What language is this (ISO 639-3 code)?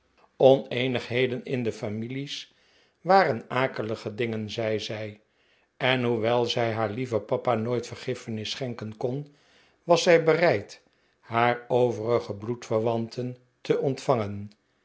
nld